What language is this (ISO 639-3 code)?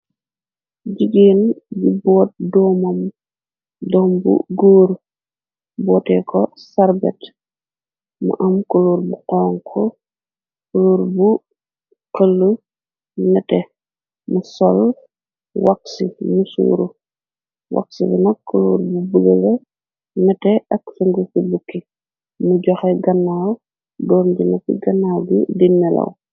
wol